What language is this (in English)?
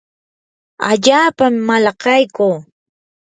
Yanahuanca Pasco Quechua